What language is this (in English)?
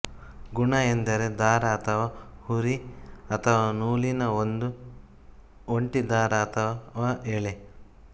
Kannada